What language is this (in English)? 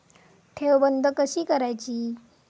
Marathi